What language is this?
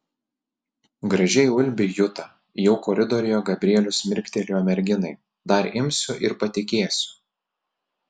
Lithuanian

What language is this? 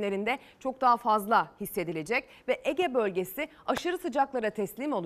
Turkish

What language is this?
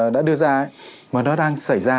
Vietnamese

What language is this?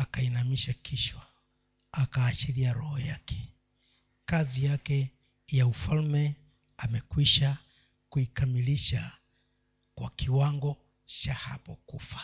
Swahili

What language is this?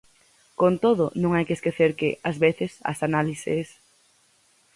Galician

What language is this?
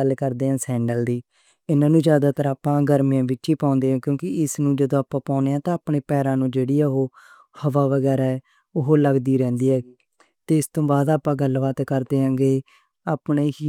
Western Panjabi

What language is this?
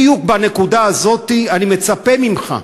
Hebrew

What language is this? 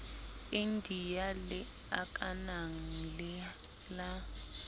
Southern Sotho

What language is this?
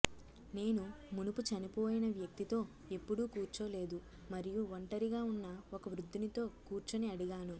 Telugu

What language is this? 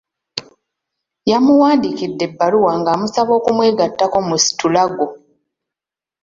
Ganda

